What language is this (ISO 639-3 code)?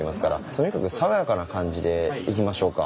jpn